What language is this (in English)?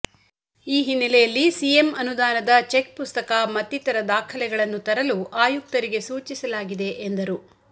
Kannada